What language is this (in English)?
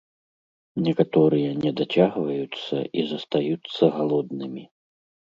Belarusian